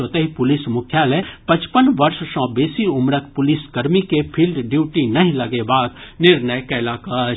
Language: Maithili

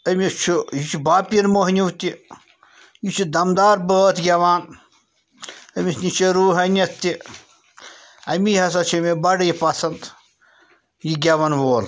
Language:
Kashmiri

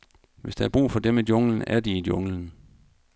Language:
Danish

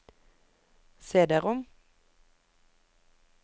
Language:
Norwegian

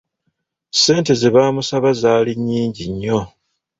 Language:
Ganda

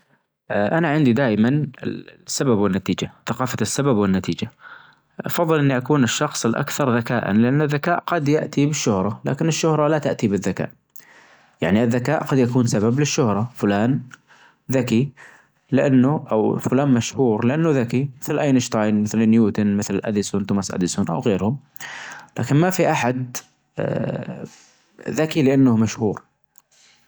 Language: Najdi Arabic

